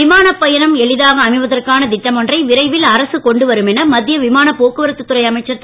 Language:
Tamil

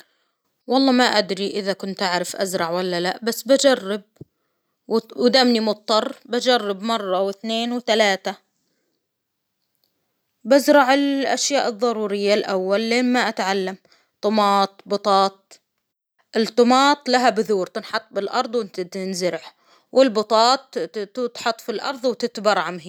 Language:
Hijazi Arabic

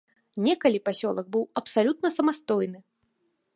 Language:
Belarusian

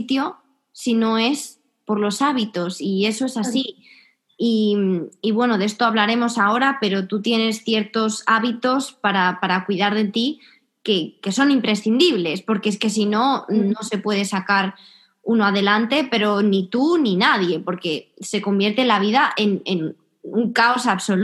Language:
Spanish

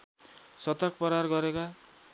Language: Nepali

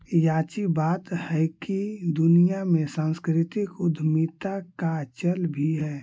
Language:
Magahi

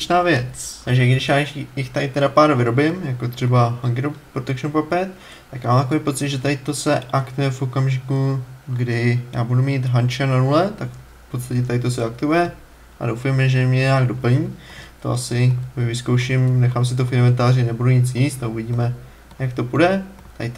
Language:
Czech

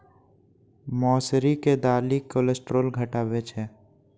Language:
Maithili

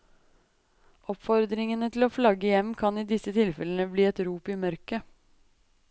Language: Norwegian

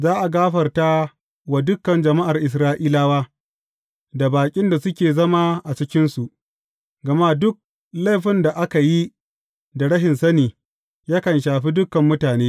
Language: Hausa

